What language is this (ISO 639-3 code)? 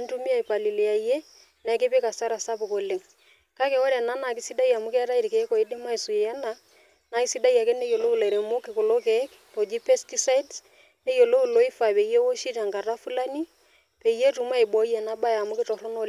mas